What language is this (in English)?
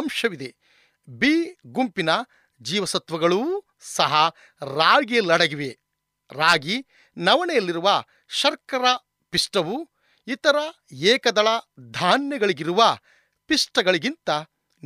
Kannada